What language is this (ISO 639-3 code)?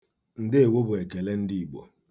ibo